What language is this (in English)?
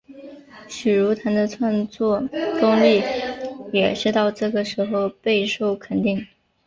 Chinese